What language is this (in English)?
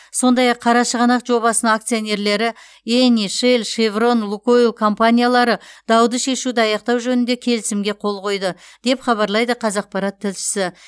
Kazakh